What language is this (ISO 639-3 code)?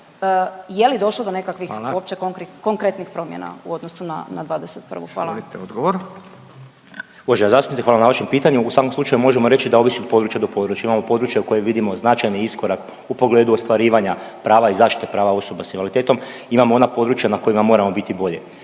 hrv